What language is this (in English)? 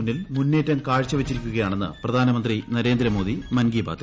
Malayalam